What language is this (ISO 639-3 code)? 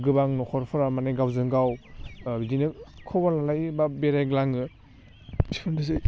brx